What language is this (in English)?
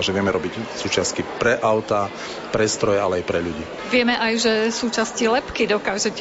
Slovak